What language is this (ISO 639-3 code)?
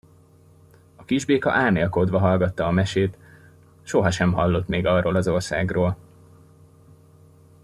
hun